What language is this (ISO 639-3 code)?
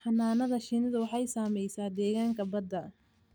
som